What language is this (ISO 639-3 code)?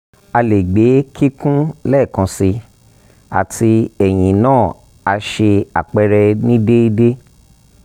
yor